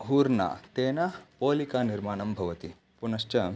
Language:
Sanskrit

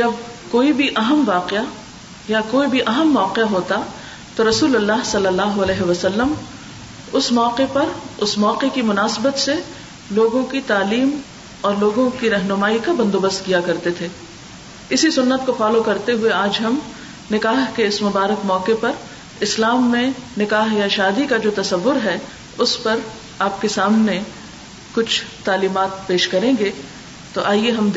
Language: Urdu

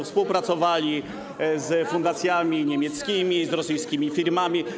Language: Polish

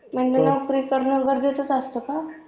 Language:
Marathi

